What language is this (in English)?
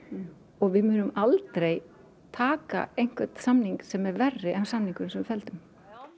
Icelandic